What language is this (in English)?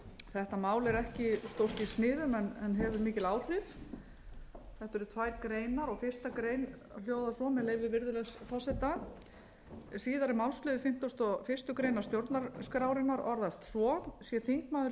Icelandic